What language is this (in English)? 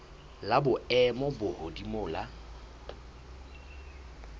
Southern Sotho